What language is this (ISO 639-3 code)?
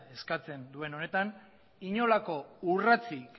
eus